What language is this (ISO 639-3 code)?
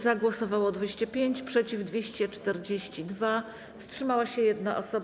pol